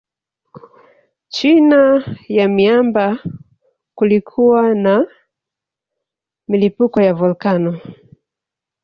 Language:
Swahili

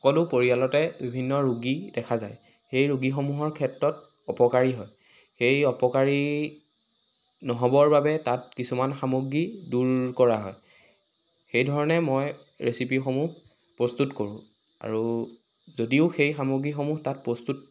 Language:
Assamese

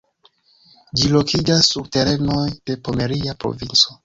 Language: Esperanto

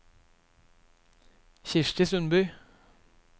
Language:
Norwegian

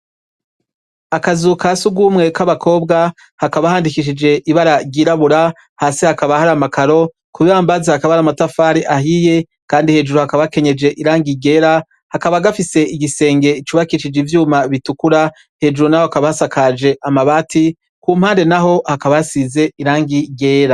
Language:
Rundi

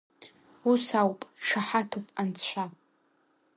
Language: Abkhazian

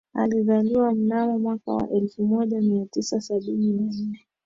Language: Swahili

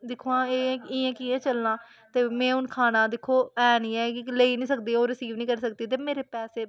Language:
Dogri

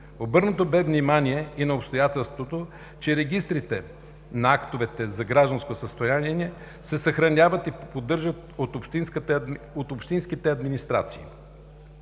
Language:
Bulgarian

